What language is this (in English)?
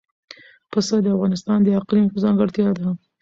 Pashto